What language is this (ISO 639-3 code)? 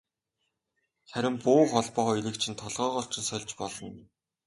mon